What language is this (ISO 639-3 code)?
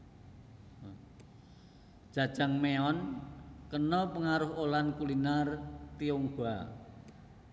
jav